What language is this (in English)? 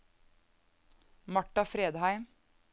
Norwegian